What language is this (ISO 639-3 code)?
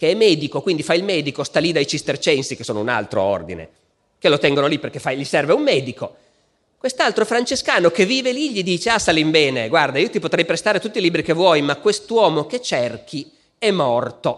ita